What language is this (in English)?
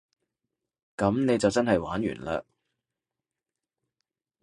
Cantonese